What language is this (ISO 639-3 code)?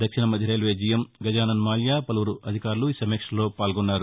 tel